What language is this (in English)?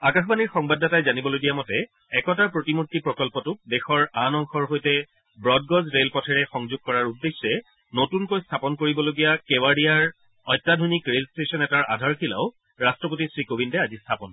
Assamese